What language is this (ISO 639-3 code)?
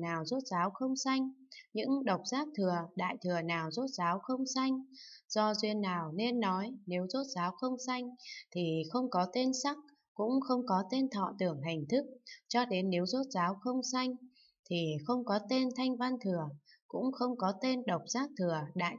vie